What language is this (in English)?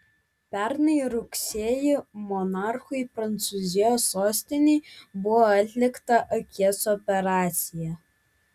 Lithuanian